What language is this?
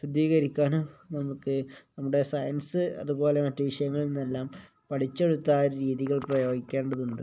Malayalam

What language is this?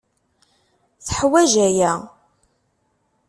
Kabyle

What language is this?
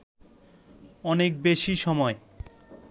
Bangla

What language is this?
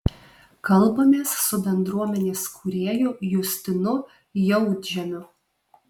Lithuanian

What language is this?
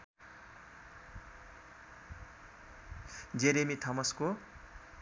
Nepali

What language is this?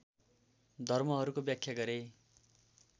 Nepali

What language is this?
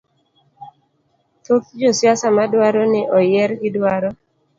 Luo (Kenya and Tanzania)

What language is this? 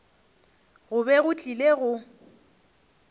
Northern Sotho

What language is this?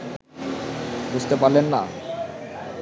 Bangla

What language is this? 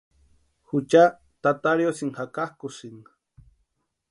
Western Highland Purepecha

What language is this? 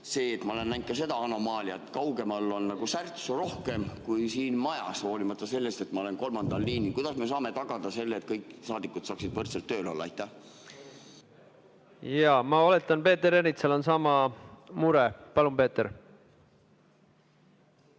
Estonian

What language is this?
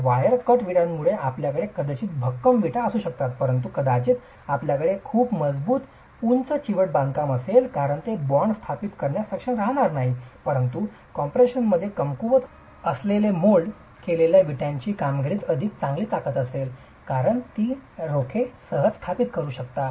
Marathi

